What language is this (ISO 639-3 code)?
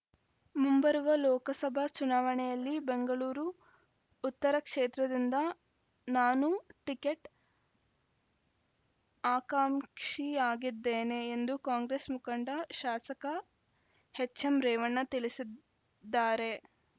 kan